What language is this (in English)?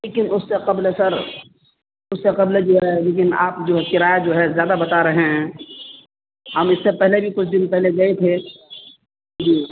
Urdu